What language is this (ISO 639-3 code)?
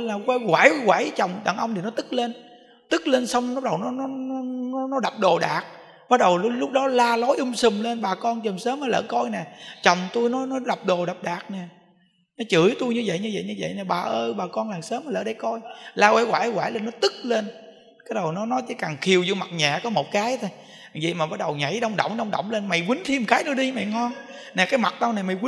vie